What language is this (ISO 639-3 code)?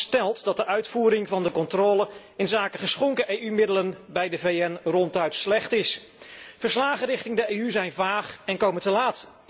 nld